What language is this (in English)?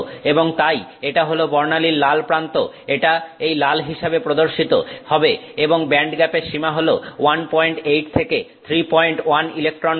Bangla